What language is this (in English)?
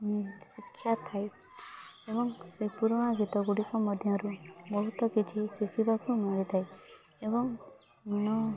Odia